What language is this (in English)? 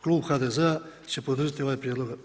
Croatian